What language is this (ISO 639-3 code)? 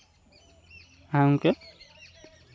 sat